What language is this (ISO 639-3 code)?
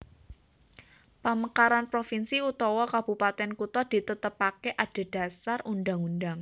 jav